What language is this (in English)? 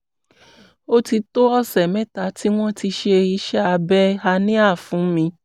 Yoruba